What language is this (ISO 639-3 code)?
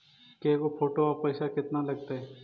mag